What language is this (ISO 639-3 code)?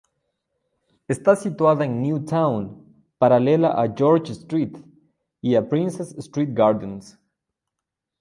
spa